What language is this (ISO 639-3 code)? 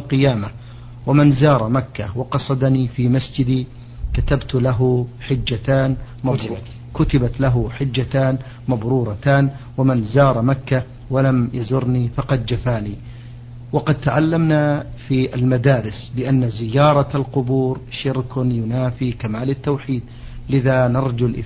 ara